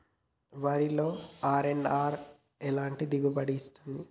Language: Telugu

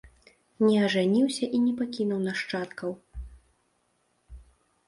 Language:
Belarusian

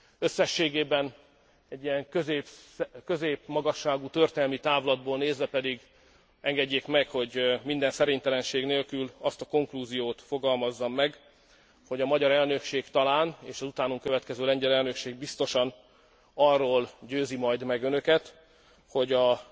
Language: Hungarian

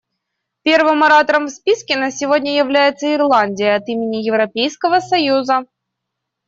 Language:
Russian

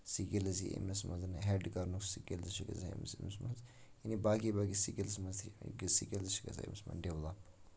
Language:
Kashmiri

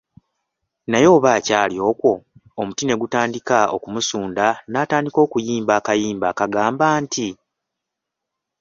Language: Ganda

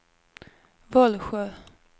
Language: Swedish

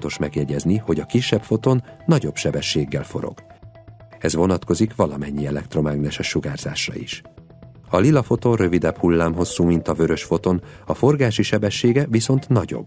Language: Hungarian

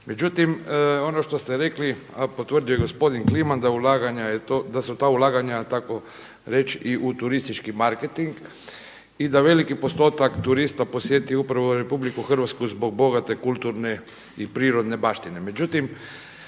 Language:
Croatian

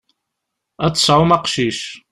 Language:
Kabyle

